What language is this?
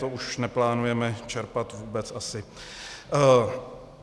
Czech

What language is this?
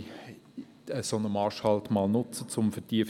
Swiss German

